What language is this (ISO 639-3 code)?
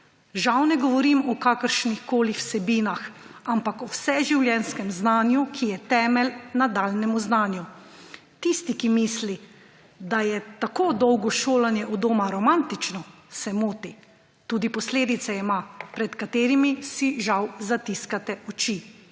slv